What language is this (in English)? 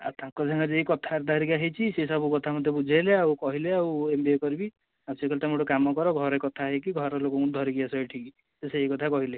Odia